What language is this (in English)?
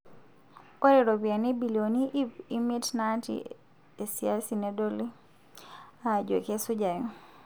Masai